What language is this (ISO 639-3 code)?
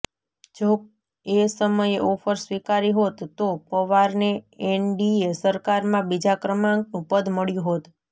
guj